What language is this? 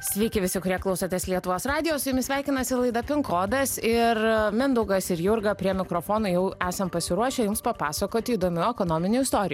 Lithuanian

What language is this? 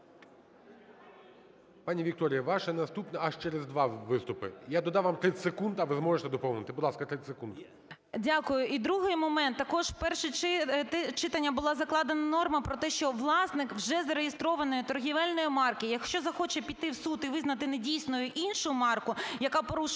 Ukrainian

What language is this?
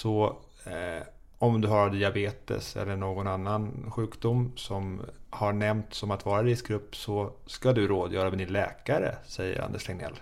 Swedish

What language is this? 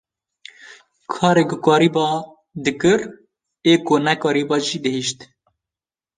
Kurdish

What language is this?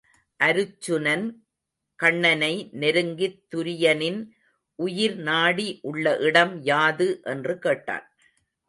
Tamil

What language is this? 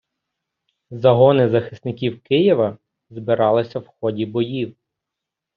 Ukrainian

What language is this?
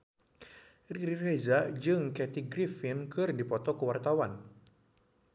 Sundanese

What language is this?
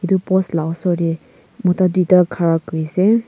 Naga Pidgin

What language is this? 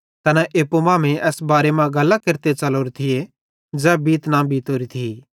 Bhadrawahi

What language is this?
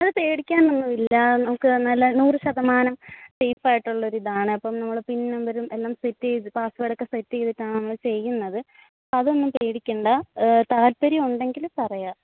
Malayalam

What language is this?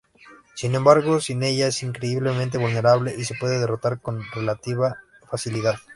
Spanish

